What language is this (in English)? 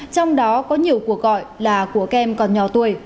Vietnamese